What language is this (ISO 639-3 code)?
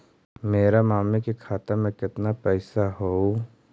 mag